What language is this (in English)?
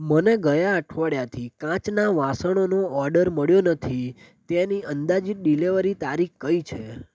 Gujarati